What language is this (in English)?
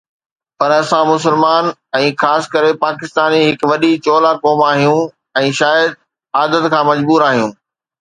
Sindhi